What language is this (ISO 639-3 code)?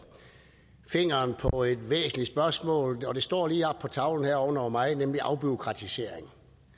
dan